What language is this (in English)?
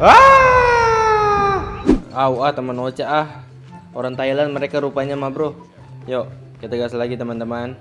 Indonesian